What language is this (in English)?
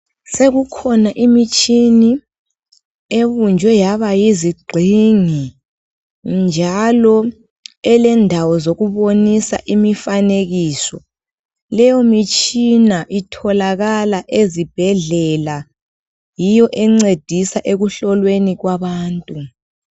North Ndebele